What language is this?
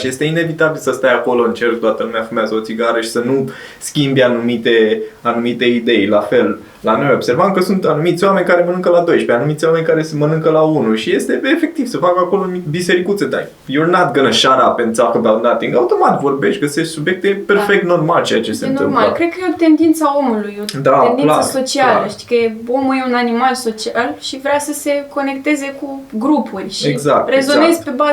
Romanian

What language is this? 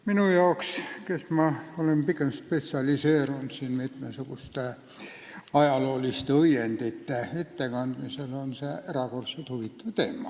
Estonian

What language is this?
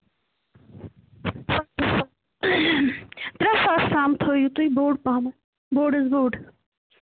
Kashmiri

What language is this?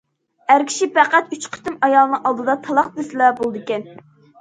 Uyghur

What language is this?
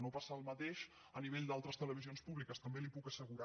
Catalan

